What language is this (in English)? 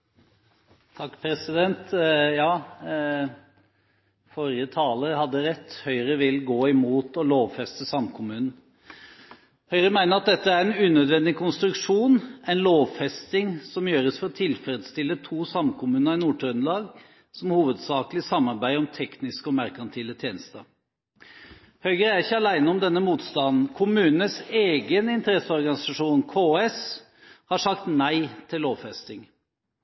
Norwegian